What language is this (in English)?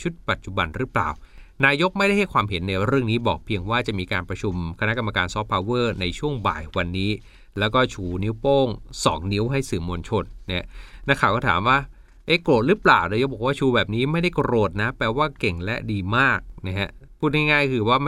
Thai